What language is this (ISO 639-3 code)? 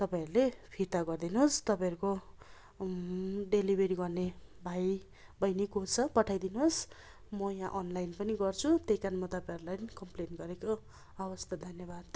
nep